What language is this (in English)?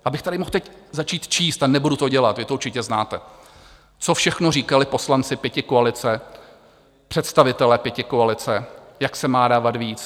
Czech